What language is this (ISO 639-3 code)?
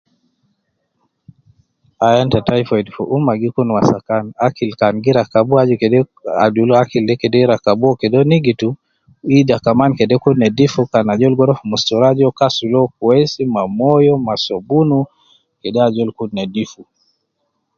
kcn